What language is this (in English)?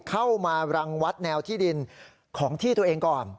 Thai